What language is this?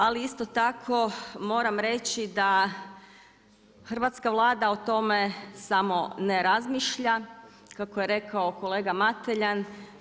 Croatian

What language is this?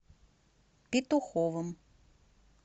Russian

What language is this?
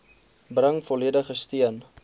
Afrikaans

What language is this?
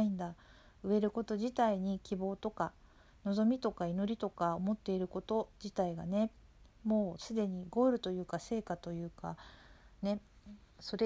Japanese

